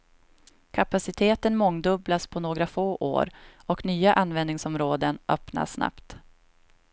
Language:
Swedish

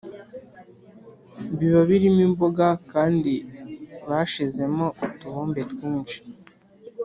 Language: Kinyarwanda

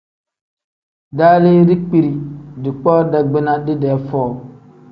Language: Tem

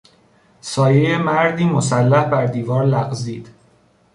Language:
Persian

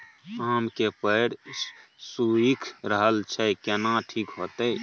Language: Maithili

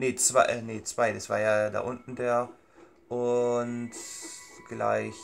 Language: German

